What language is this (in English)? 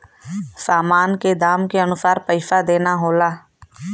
Bhojpuri